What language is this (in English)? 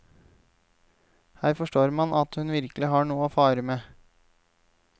Norwegian